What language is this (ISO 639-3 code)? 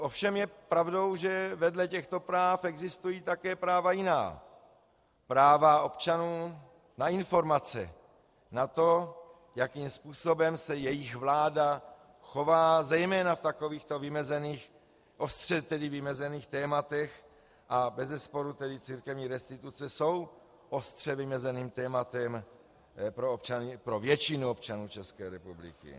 ces